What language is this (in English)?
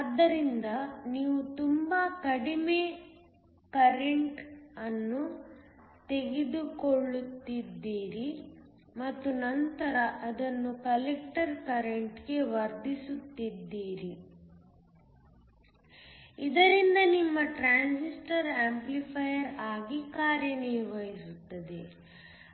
Kannada